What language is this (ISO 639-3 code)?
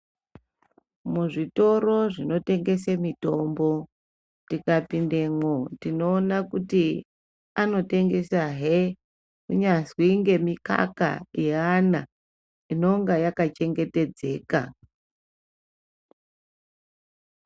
ndc